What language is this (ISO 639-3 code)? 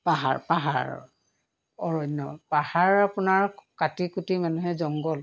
asm